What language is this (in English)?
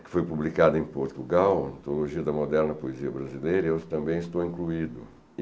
Portuguese